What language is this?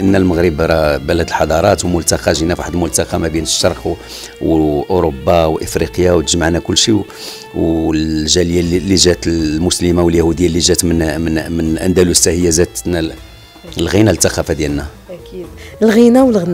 Arabic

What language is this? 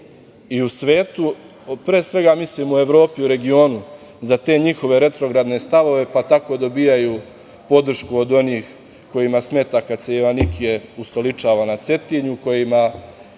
Serbian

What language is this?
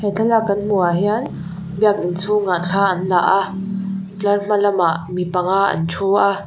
Mizo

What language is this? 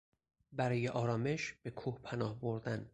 Persian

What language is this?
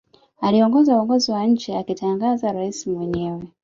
Swahili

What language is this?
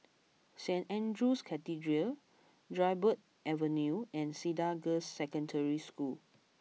English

